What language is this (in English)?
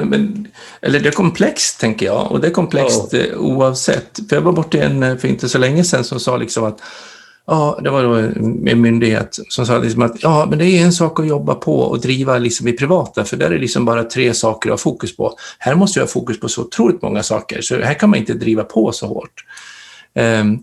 Swedish